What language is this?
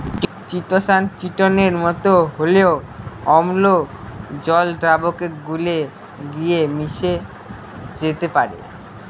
Bangla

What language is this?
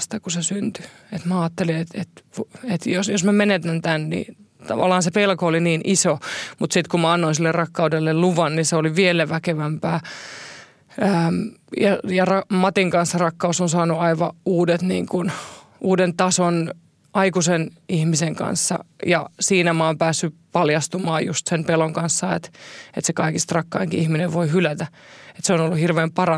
Finnish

